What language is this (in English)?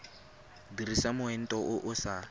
Tswana